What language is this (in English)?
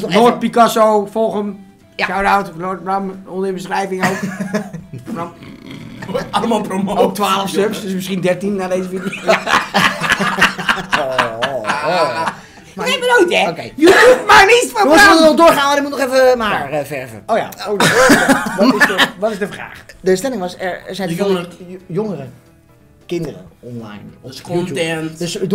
Dutch